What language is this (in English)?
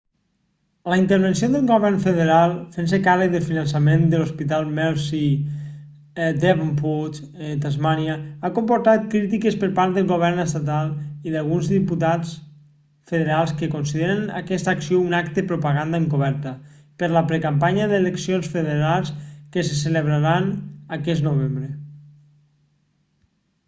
Catalan